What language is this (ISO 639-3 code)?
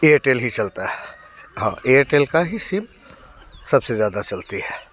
hin